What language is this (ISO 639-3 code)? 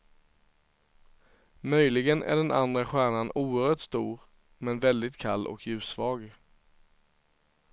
swe